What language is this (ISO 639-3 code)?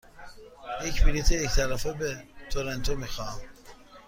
fas